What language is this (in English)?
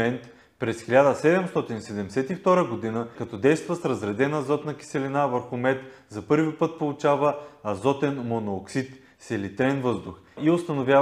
Bulgarian